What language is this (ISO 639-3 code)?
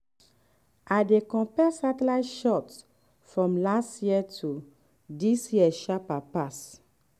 pcm